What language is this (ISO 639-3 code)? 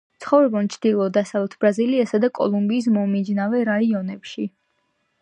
kat